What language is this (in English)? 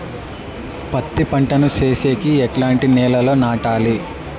Telugu